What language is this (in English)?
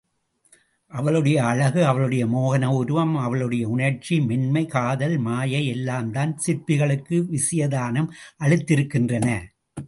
Tamil